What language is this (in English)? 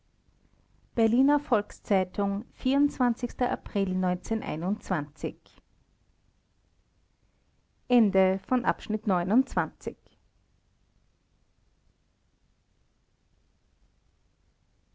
German